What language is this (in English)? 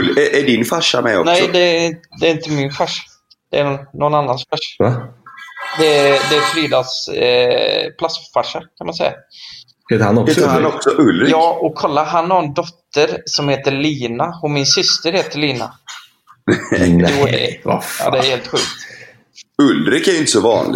Swedish